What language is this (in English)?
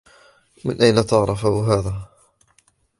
Arabic